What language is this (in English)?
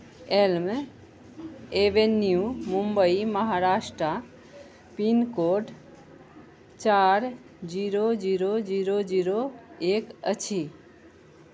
Maithili